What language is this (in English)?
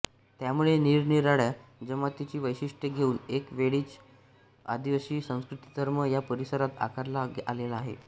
Marathi